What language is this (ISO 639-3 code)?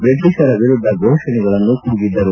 kan